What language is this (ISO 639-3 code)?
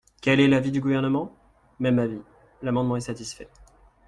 fra